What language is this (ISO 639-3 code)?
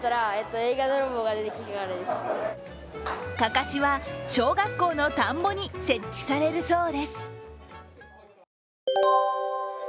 jpn